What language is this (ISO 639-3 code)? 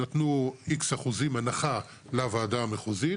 heb